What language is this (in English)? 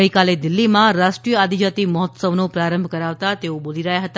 Gujarati